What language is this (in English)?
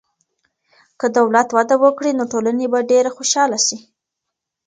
Pashto